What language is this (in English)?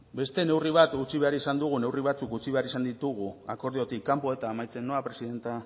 Basque